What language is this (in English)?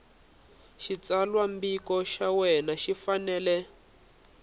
Tsonga